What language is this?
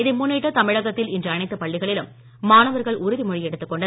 Tamil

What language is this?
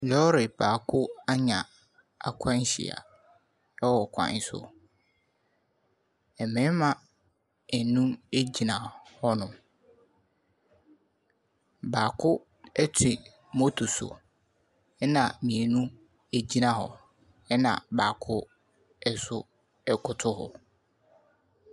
Akan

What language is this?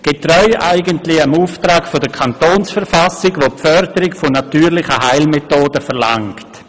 Swiss German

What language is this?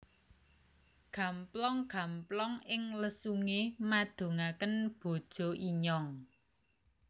Javanese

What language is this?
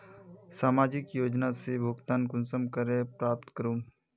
Magahi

